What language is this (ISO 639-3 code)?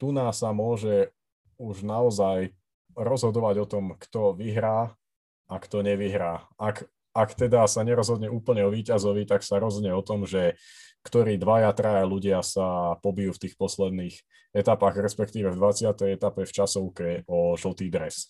slk